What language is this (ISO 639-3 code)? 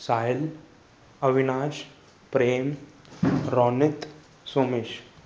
snd